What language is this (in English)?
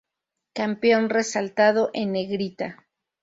Spanish